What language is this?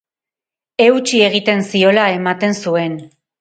Basque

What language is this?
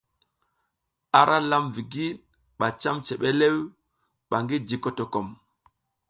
South Giziga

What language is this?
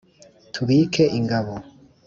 Kinyarwanda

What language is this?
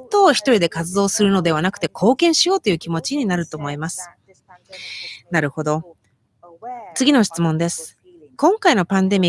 Japanese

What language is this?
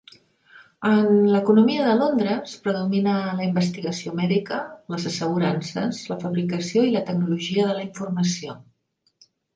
Catalan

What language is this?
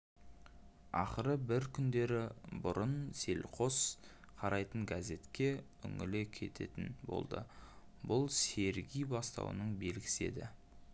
Kazakh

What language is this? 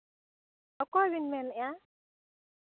Santali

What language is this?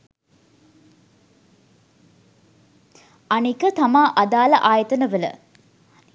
Sinhala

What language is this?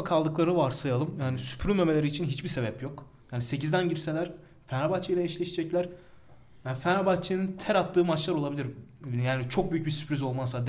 Turkish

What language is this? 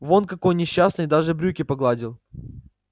Russian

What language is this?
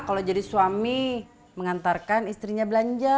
Indonesian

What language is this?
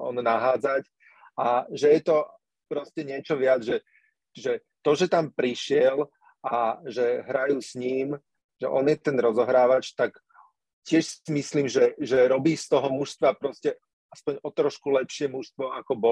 Slovak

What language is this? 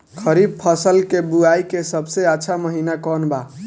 Bhojpuri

